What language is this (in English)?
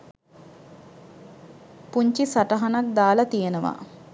Sinhala